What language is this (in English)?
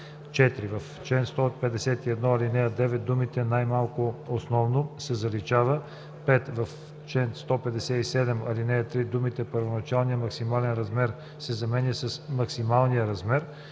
Bulgarian